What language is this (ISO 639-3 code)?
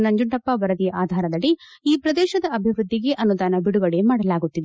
kan